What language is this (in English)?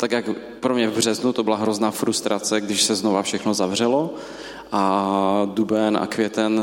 Czech